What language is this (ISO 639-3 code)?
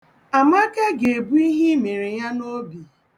ibo